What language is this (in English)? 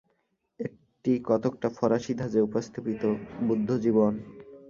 Bangla